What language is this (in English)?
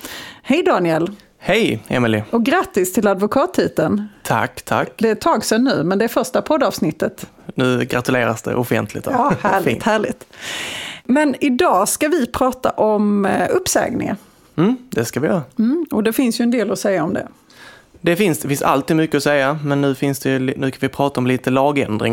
Swedish